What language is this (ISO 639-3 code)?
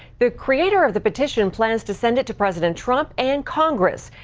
eng